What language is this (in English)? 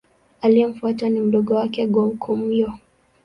Swahili